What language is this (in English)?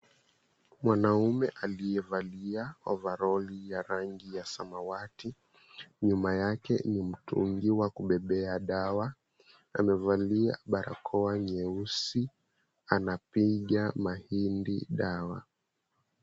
Swahili